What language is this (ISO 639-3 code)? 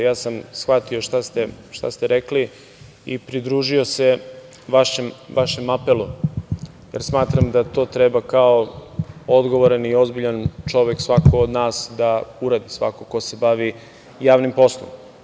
srp